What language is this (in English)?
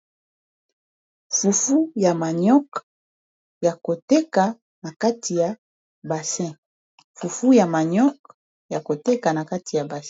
Lingala